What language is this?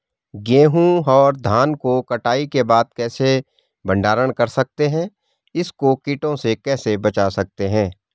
Hindi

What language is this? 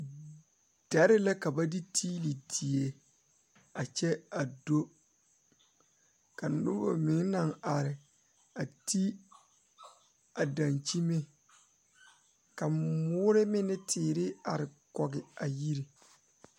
Southern Dagaare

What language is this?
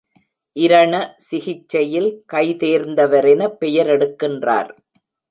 Tamil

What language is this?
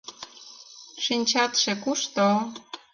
Mari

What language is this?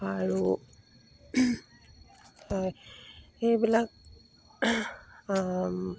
Assamese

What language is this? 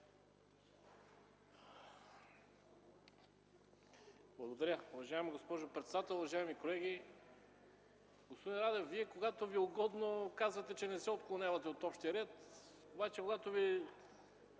Bulgarian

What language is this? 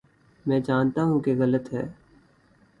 Urdu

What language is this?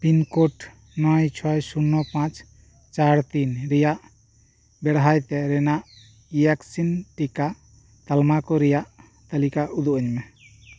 Santali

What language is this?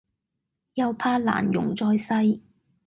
Cantonese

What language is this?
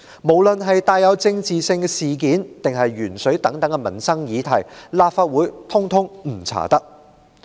Cantonese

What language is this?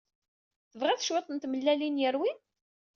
Kabyle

